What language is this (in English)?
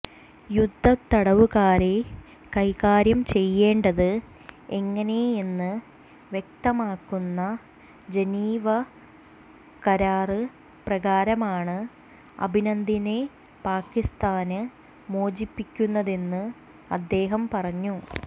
Malayalam